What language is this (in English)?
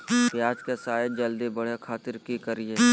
Magahi